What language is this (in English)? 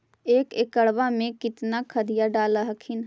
Magahi